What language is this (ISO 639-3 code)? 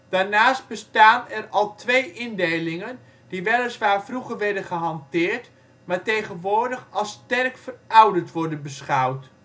nld